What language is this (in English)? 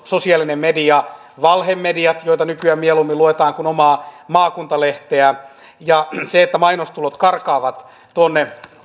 Finnish